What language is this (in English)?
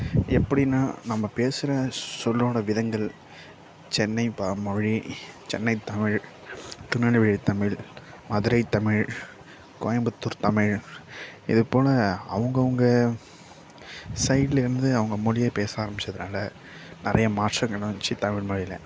Tamil